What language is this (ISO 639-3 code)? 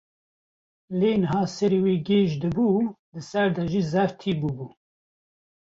kur